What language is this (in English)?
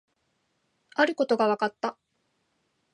Japanese